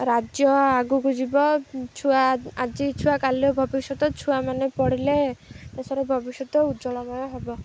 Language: Odia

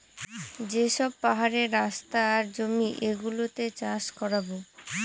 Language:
Bangla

